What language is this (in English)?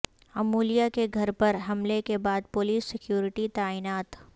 Urdu